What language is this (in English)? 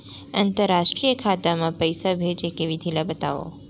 Chhattisgarhi